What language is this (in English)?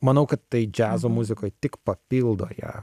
Lithuanian